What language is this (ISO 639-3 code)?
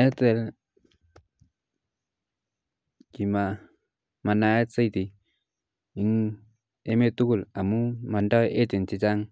kln